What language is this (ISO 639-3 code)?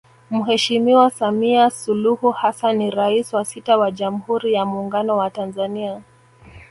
swa